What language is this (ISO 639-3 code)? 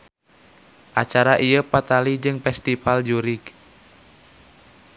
sun